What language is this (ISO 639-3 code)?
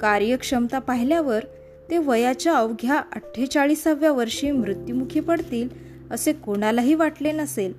mar